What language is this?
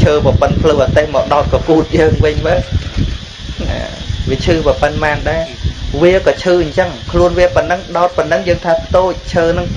Vietnamese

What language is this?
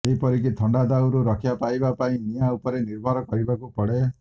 Odia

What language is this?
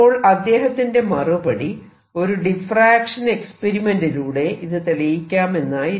Malayalam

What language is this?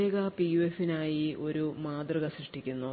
Malayalam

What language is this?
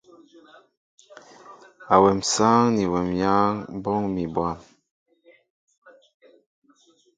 Mbo (Cameroon)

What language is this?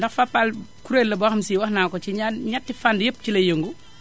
Wolof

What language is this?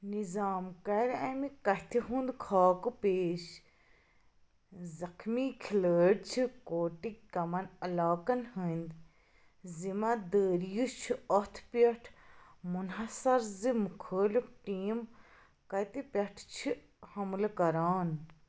Kashmiri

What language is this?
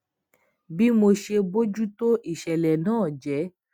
Yoruba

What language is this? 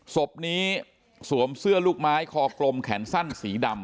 Thai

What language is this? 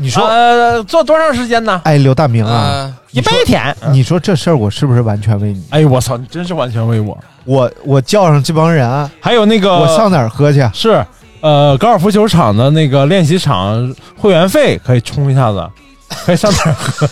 Chinese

